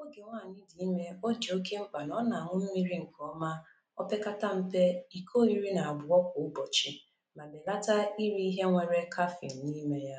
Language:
Igbo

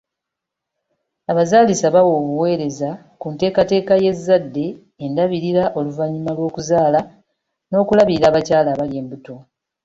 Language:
Ganda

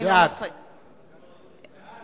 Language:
Hebrew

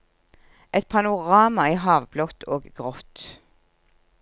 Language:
Norwegian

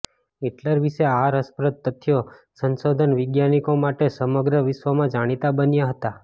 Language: Gujarati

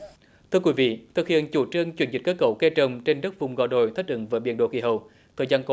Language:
Vietnamese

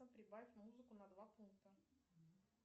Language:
Russian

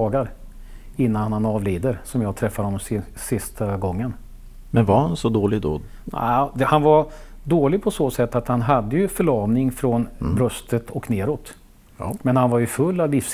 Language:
Swedish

